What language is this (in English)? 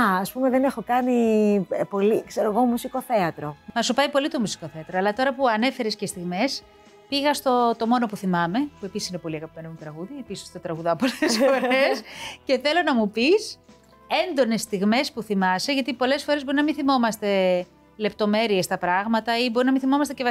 Greek